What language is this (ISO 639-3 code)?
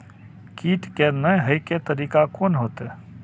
mai